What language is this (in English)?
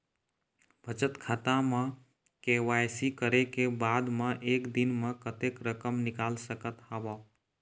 Chhattisgarhi